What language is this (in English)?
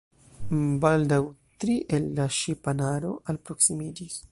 Esperanto